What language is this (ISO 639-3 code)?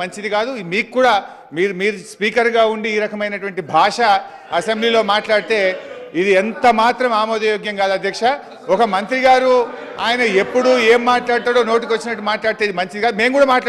tel